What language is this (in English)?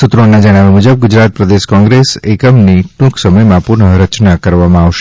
Gujarati